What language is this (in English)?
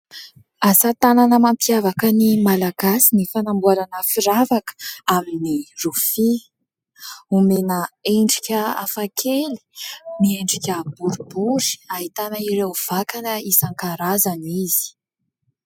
Malagasy